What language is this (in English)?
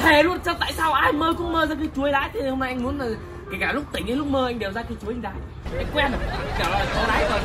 Vietnamese